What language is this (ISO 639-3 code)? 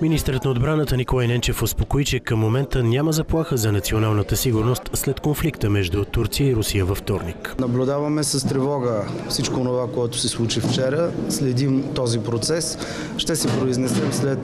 bul